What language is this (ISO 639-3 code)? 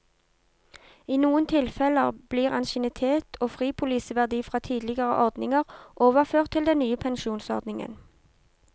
nor